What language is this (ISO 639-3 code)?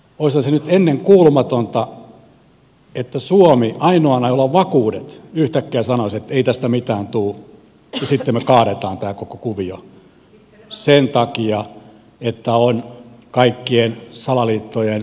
fin